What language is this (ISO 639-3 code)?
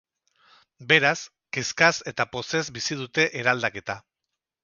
eus